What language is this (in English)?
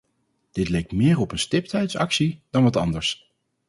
Dutch